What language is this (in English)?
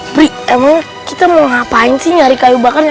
Indonesian